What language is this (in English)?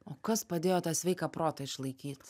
Lithuanian